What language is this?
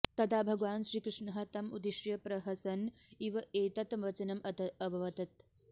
Sanskrit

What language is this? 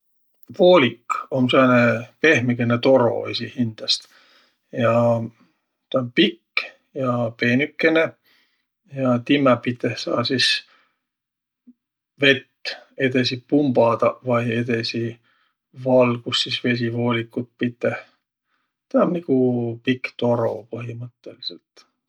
Võro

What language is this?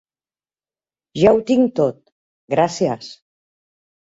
Catalan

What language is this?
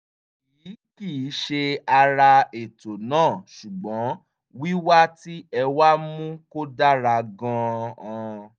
Yoruba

